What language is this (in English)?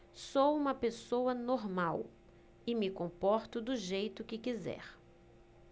Portuguese